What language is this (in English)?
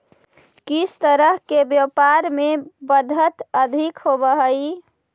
Magahi